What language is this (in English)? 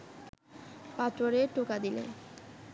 Bangla